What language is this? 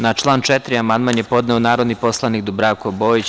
Serbian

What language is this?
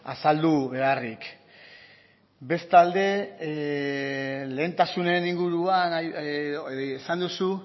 Basque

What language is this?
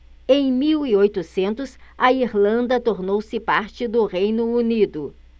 Portuguese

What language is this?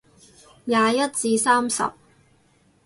Cantonese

